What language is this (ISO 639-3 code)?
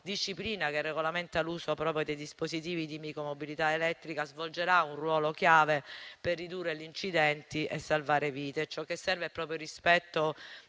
ita